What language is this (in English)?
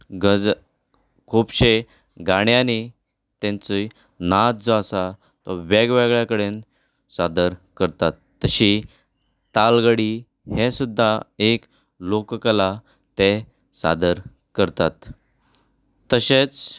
Konkani